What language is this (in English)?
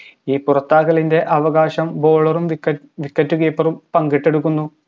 Malayalam